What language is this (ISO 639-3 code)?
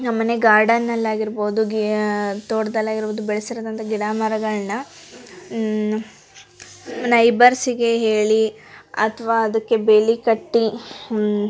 kan